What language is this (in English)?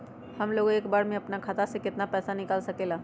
Magahi